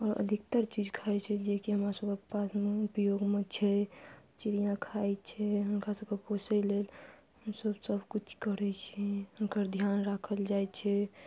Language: Maithili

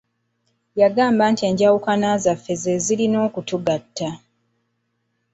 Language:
Ganda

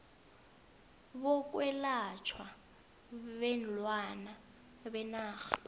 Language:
South Ndebele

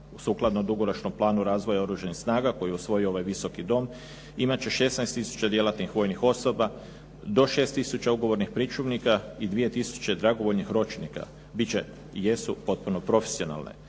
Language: Croatian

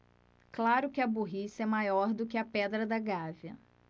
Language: Portuguese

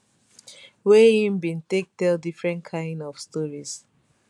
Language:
Nigerian Pidgin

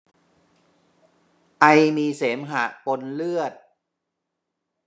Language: Thai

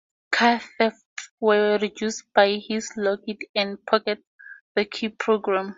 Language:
English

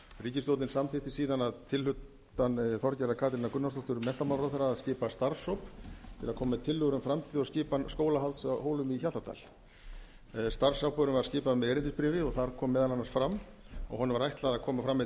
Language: Icelandic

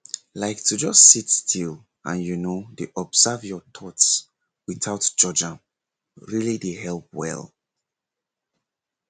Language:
Nigerian Pidgin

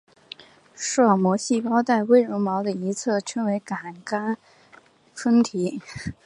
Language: Chinese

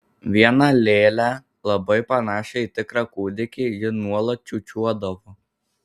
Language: Lithuanian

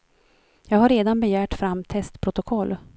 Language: Swedish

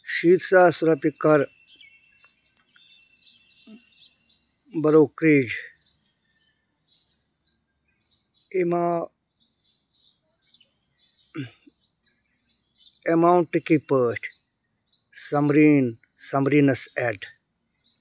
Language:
Kashmiri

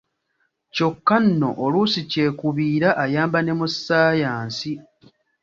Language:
Ganda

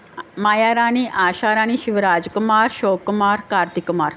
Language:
Punjabi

